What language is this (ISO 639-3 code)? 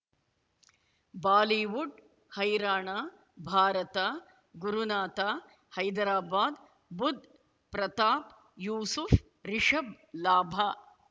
kan